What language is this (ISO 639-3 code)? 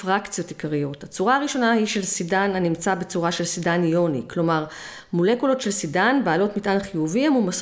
heb